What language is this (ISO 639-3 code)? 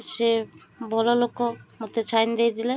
ori